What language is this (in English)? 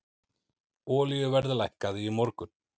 Icelandic